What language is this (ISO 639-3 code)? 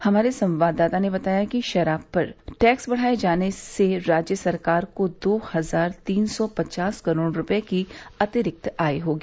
hin